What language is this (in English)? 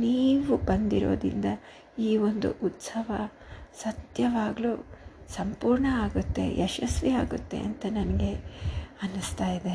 Kannada